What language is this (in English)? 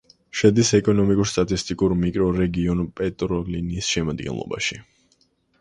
Georgian